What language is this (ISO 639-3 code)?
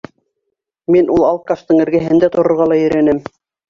bak